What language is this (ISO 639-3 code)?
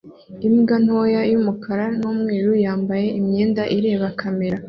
kin